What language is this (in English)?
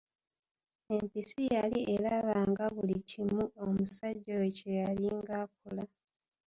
Ganda